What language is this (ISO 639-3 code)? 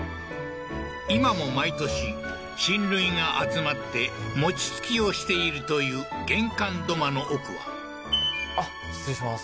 jpn